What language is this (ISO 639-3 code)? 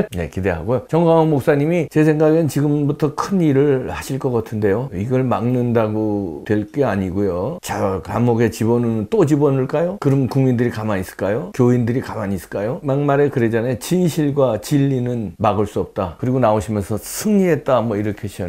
kor